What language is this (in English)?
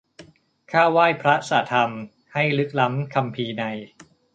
Thai